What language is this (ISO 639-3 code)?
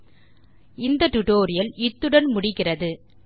tam